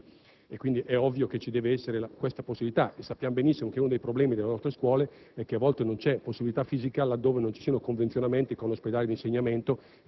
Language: Italian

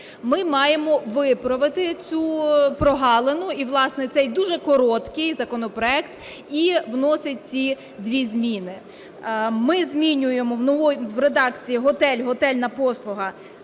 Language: Ukrainian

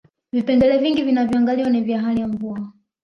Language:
Swahili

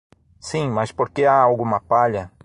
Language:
Portuguese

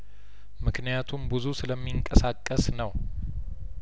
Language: Amharic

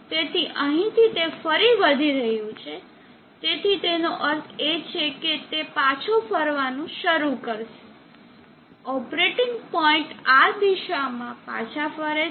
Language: Gujarati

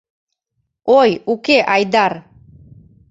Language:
Mari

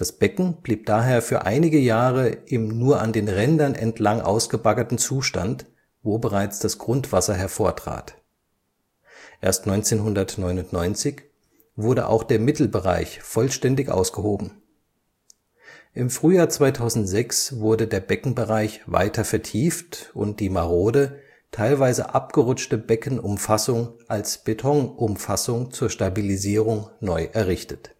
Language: German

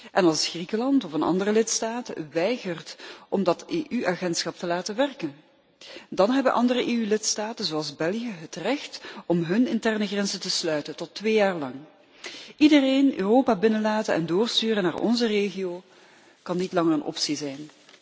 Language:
Dutch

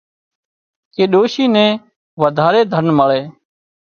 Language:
Wadiyara Koli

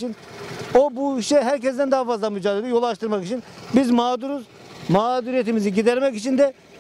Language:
Turkish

